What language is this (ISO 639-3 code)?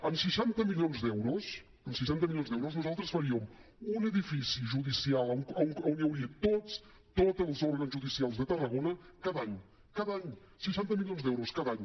cat